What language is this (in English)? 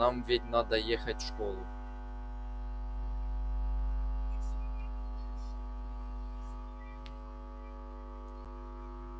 Russian